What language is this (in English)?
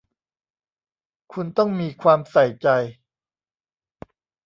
Thai